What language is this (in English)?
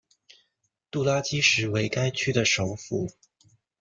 Chinese